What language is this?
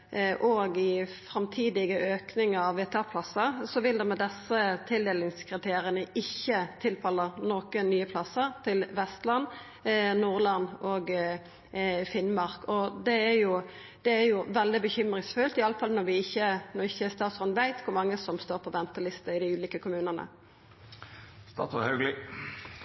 Norwegian Nynorsk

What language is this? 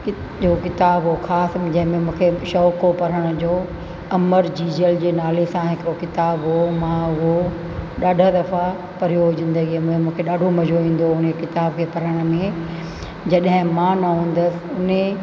Sindhi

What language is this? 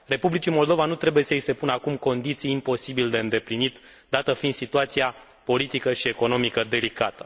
Romanian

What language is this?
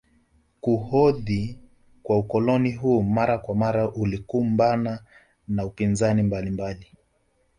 Swahili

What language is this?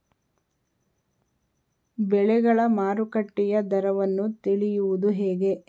Kannada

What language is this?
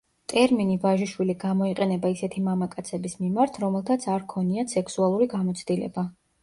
Georgian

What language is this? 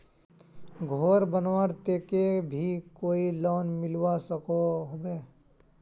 Magahi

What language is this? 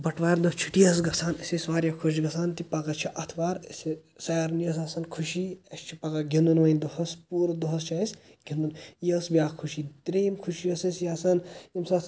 Kashmiri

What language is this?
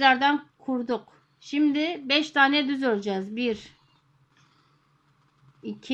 Turkish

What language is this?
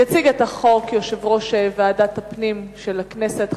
Hebrew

